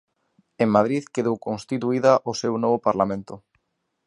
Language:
Galician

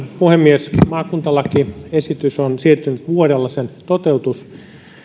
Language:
Finnish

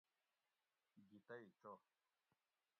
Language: Gawri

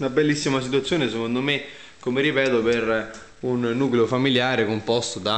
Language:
Italian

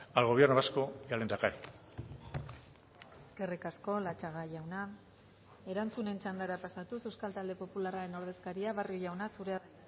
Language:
Basque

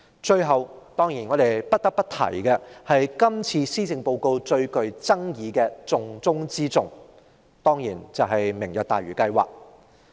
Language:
Cantonese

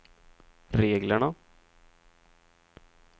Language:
Swedish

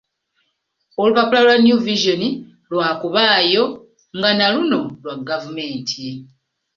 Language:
Ganda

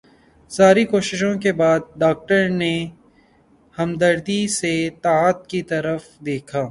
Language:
Urdu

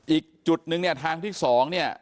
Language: Thai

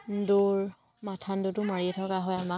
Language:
Assamese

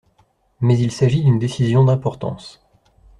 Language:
French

